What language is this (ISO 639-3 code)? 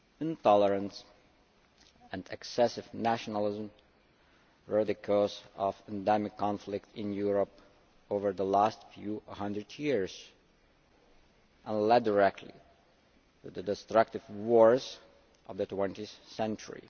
eng